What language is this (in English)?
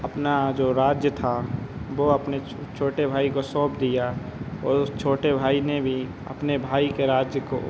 Hindi